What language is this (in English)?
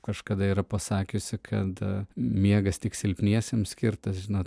Lithuanian